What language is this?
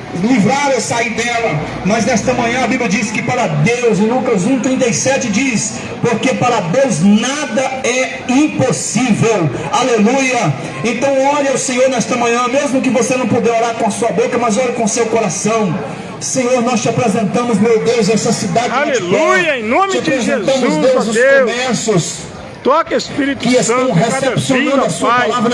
Portuguese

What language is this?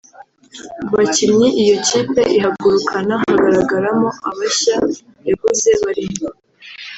Kinyarwanda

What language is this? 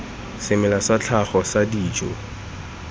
Tswana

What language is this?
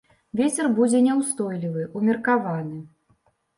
Belarusian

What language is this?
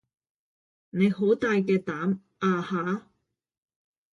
Cantonese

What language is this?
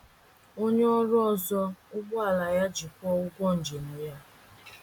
Igbo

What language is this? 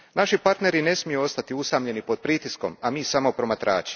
Croatian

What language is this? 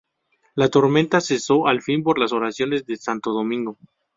Spanish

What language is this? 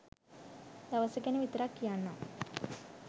Sinhala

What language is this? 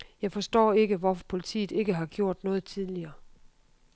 Danish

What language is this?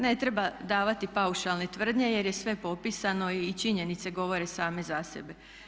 Croatian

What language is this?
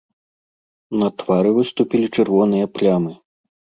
Belarusian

